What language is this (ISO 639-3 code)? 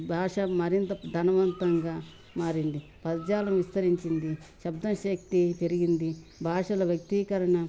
tel